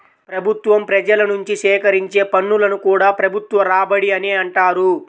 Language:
Telugu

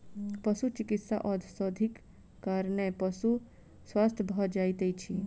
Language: Maithili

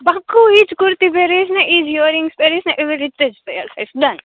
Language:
Gujarati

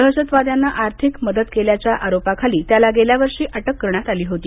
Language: Marathi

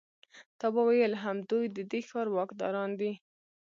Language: Pashto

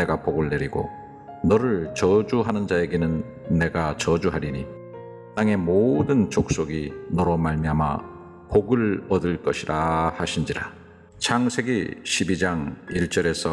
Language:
Korean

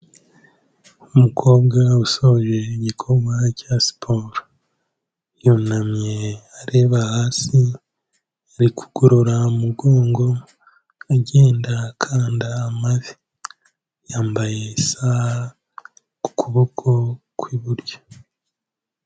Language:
Kinyarwanda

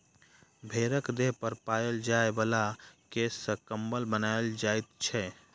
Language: Maithili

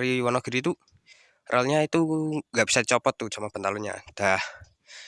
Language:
Indonesian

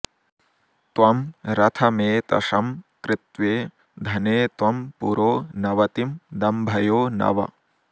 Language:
Sanskrit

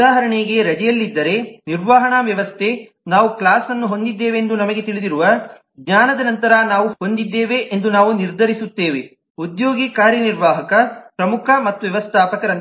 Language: Kannada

